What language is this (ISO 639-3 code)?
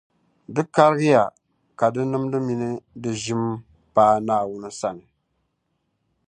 dag